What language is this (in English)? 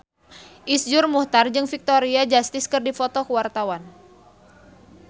Sundanese